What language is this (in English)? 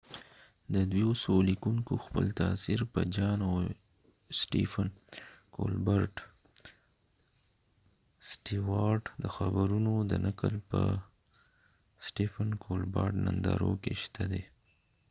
Pashto